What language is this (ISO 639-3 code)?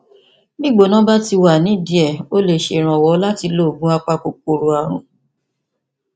yor